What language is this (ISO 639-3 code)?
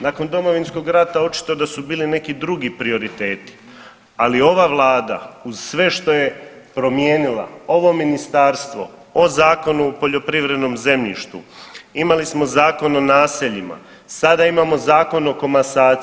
hrv